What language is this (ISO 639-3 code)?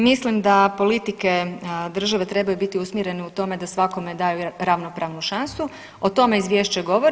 hrv